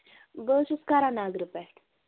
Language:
Kashmiri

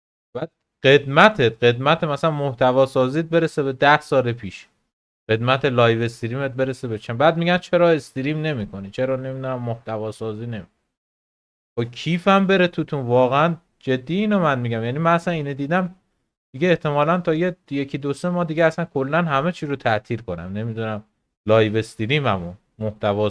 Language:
Persian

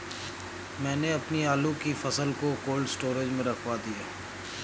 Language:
Hindi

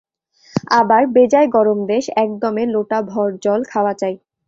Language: Bangla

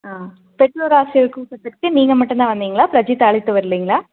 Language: Tamil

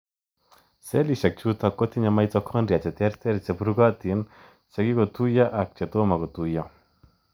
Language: Kalenjin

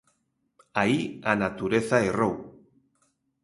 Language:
Galician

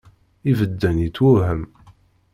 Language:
Kabyle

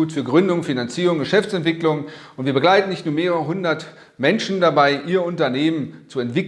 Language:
German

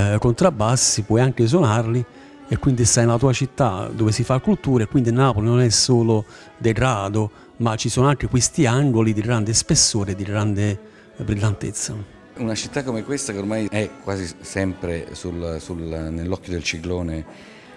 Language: Italian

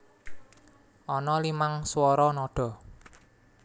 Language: Javanese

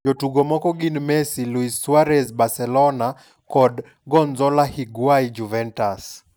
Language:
Luo (Kenya and Tanzania)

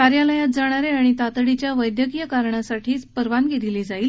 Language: Marathi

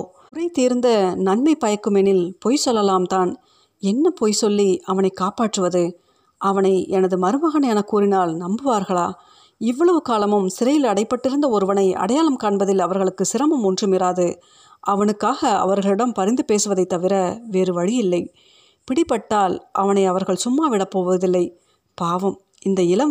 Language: Tamil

